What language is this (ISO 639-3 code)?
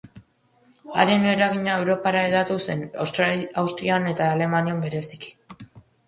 eus